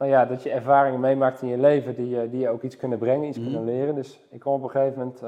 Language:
Dutch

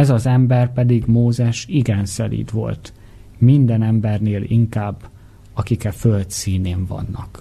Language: Hungarian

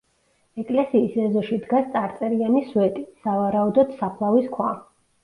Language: Georgian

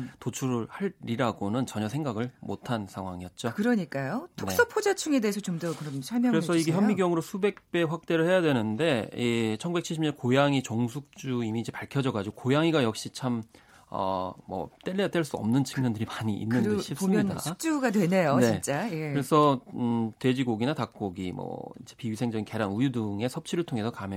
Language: Korean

